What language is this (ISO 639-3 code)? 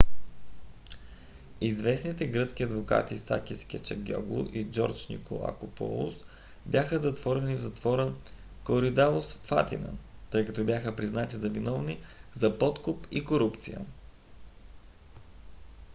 bul